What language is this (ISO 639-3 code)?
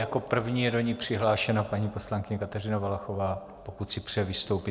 ces